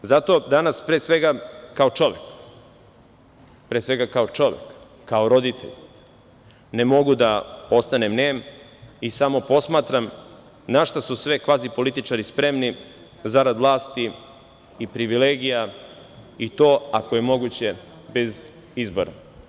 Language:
Serbian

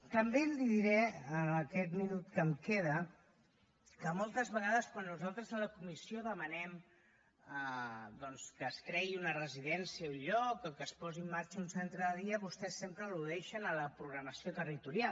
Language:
Catalan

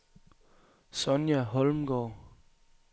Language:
Danish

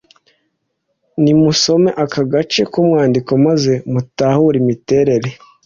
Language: Kinyarwanda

